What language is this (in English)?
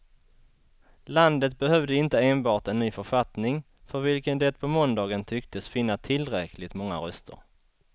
Swedish